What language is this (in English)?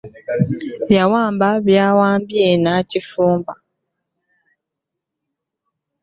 Ganda